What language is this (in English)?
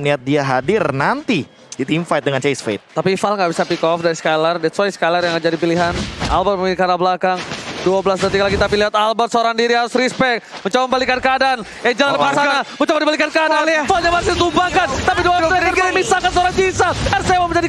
Indonesian